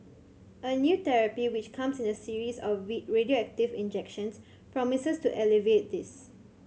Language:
English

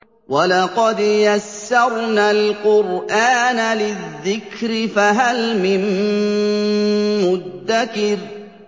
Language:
Arabic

